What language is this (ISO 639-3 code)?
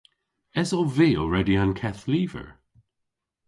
cor